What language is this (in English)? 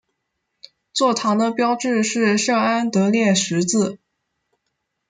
Chinese